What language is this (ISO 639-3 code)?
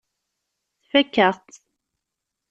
kab